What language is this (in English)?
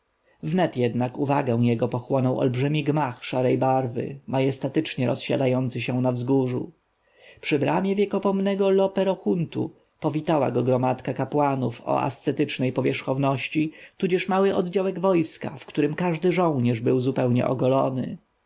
Polish